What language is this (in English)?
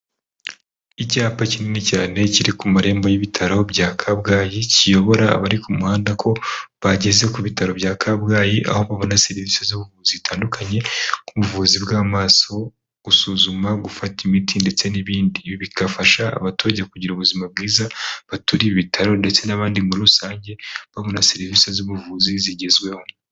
Kinyarwanda